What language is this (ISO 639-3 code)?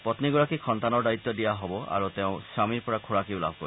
asm